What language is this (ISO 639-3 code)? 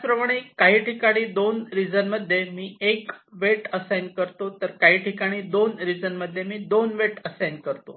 mar